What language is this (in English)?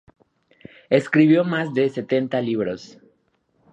Spanish